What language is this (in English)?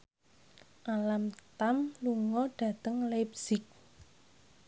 Javanese